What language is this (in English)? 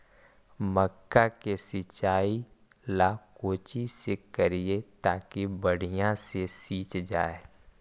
Magahi